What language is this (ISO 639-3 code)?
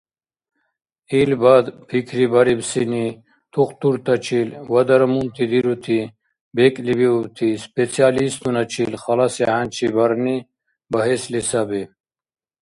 dar